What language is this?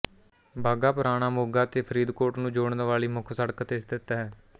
Punjabi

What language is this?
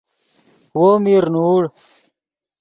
Yidgha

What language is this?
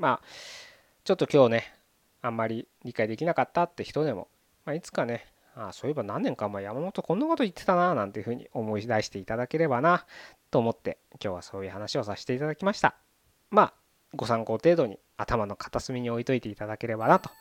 Japanese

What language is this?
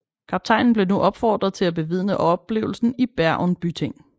Danish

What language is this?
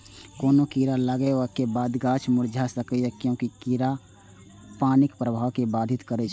Maithili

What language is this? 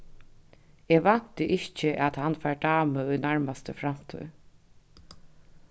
Faroese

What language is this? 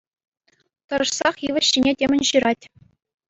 Chuvash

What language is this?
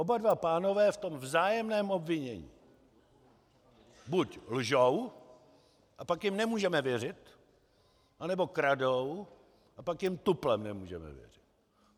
Czech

